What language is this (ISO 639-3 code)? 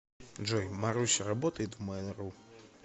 rus